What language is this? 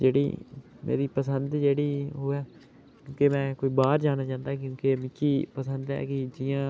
Dogri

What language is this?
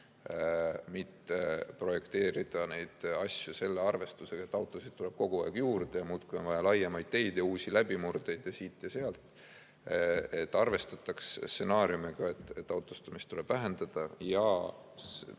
Estonian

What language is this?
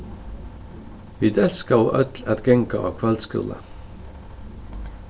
Faroese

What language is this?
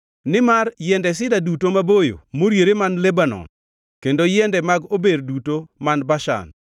Luo (Kenya and Tanzania)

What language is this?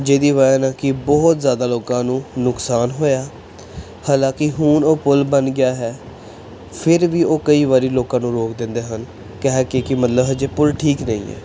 Punjabi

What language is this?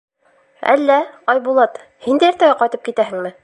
Bashkir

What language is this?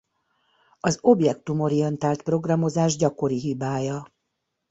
Hungarian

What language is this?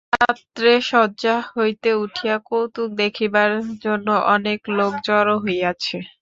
Bangla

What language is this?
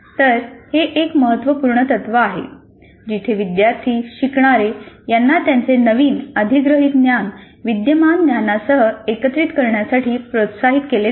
Marathi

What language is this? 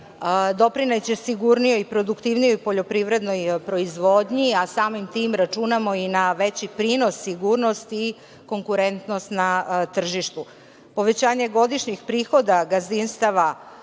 Serbian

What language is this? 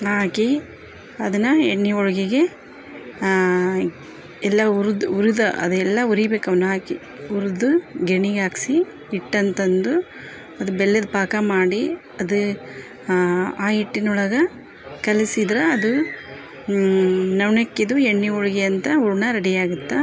Kannada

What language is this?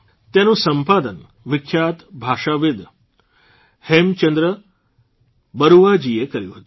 Gujarati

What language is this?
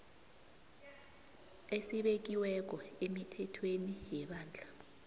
South Ndebele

